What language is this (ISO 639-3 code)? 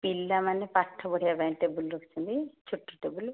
ori